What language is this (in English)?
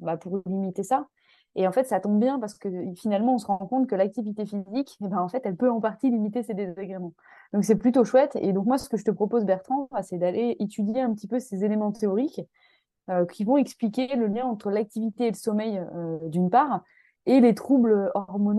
French